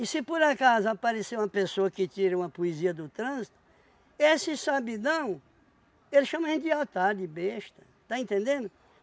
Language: Portuguese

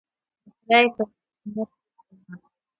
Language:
Pashto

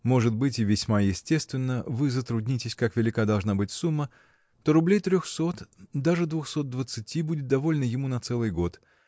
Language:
Russian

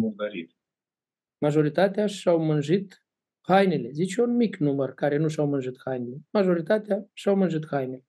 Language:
Romanian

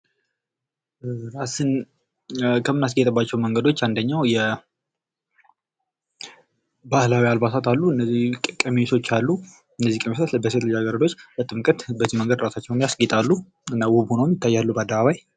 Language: Amharic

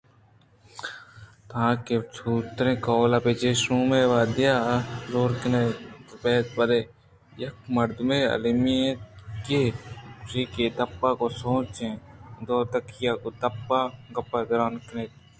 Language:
Eastern Balochi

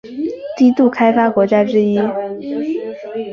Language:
Chinese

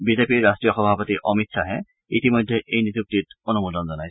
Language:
Assamese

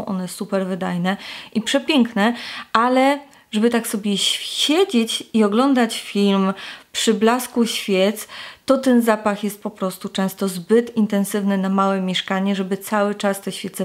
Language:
Polish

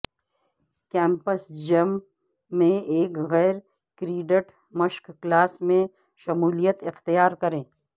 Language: Urdu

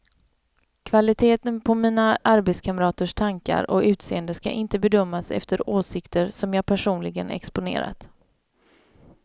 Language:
Swedish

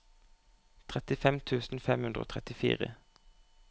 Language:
Norwegian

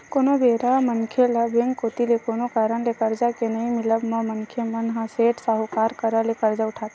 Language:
Chhattisgarhi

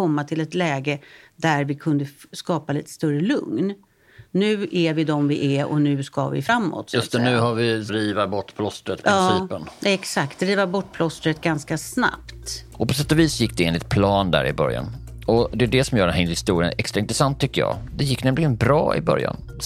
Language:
Swedish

